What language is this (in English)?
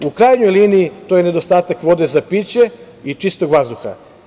Serbian